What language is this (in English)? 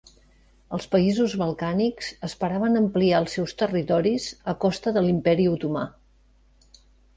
Catalan